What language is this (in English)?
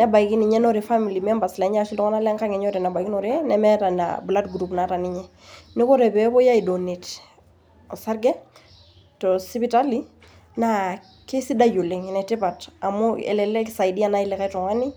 Masai